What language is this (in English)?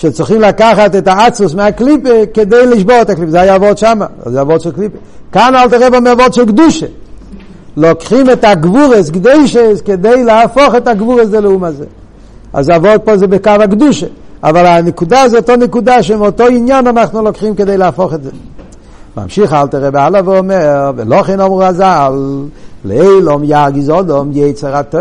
Hebrew